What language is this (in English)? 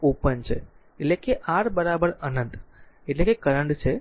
Gujarati